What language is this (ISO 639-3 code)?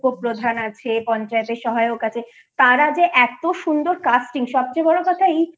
ben